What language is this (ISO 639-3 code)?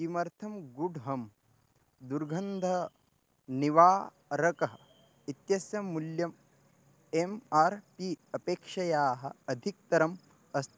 san